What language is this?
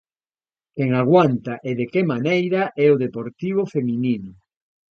Galician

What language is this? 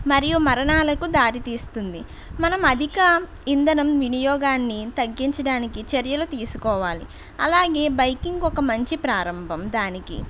Telugu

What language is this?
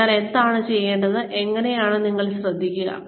Malayalam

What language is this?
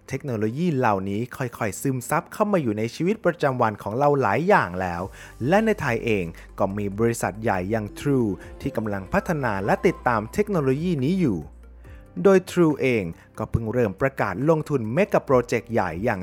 Thai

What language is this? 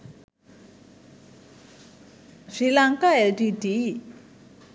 Sinhala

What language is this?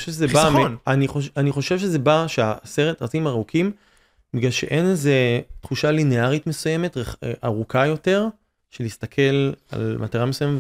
Hebrew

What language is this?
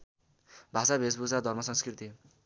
Nepali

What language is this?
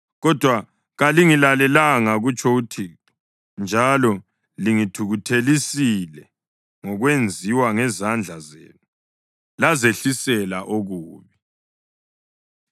North Ndebele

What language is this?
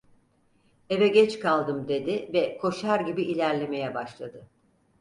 Turkish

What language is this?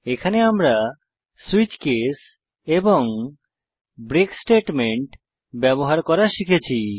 Bangla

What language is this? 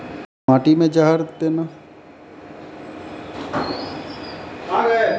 Maithili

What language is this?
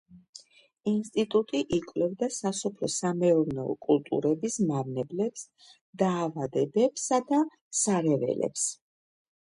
Georgian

